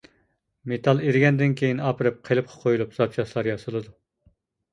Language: Uyghur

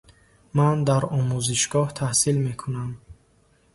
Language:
Tajik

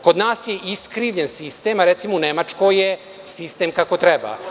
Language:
Serbian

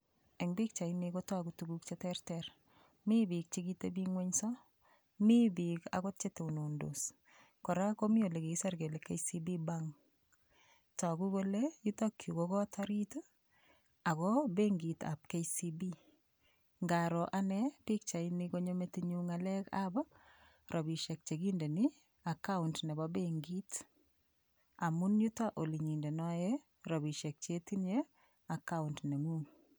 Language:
Kalenjin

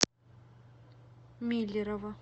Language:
Russian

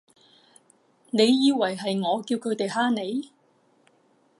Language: Cantonese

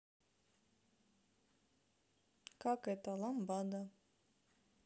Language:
Russian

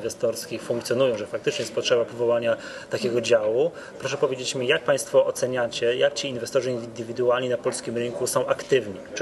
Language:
Polish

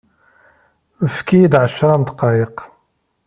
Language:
Kabyle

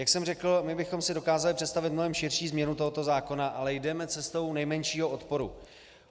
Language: Czech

